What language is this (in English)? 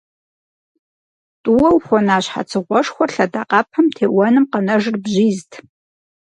Kabardian